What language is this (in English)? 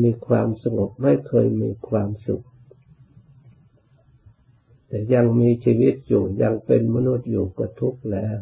Thai